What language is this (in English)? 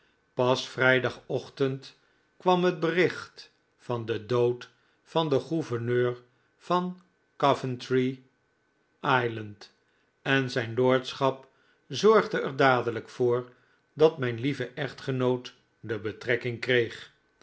Dutch